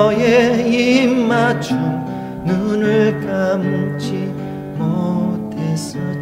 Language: Turkish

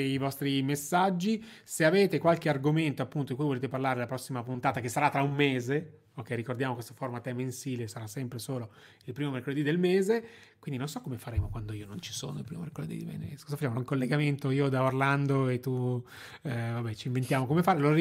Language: Italian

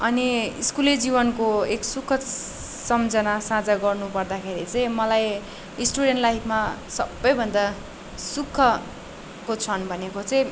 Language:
Nepali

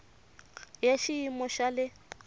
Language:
Tsonga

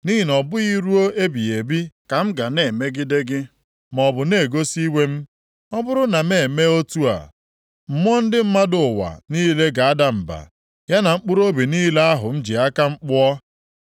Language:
Igbo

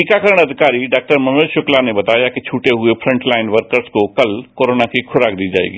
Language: Hindi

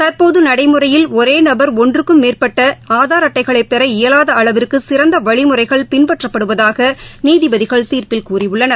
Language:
Tamil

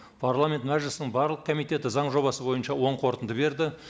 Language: Kazakh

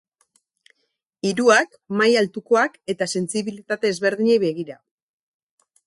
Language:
Basque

